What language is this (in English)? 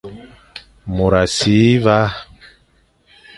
Fang